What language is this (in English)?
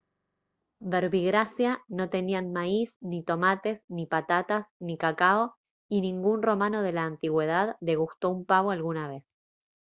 Spanish